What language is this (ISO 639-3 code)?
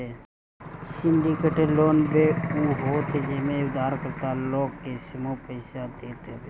bho